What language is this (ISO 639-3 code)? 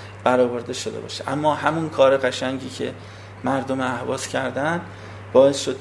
fas